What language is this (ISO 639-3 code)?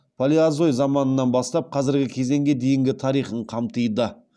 kaz